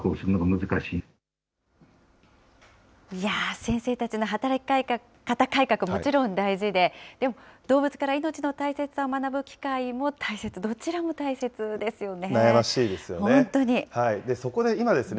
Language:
Japanese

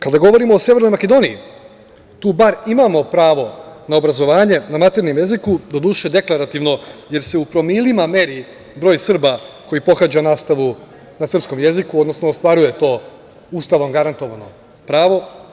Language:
Serbian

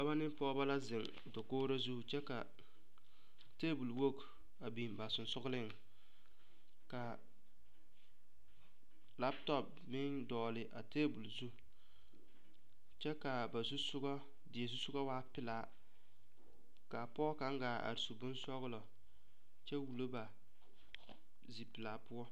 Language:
Southern Dagaare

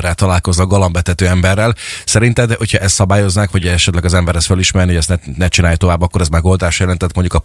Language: Hungarian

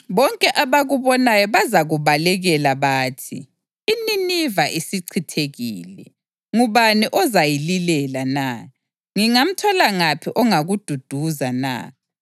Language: North Ndebele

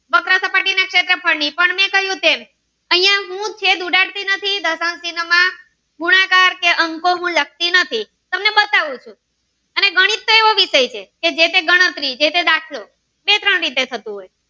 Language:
Gujarati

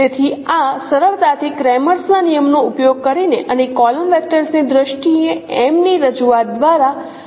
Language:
Gujarati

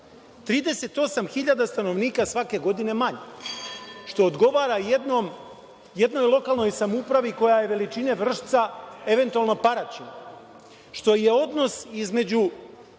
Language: Serbian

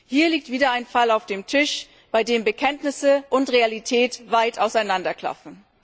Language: German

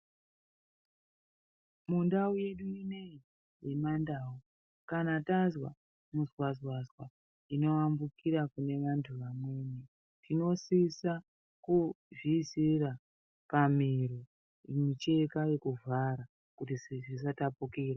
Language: Ndau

